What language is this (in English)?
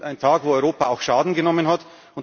German